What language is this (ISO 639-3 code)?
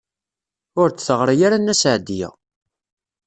kab